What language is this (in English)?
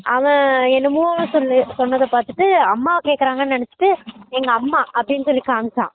Tamil